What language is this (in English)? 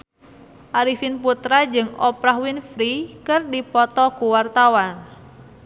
Sundanese